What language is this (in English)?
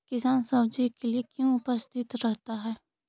Magahi